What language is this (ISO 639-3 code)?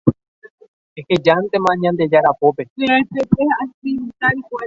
grn